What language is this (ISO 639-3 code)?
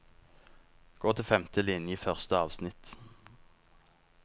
nor